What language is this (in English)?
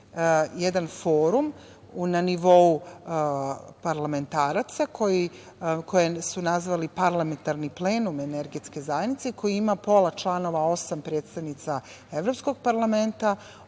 Serbian